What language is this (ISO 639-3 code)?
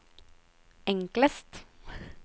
nor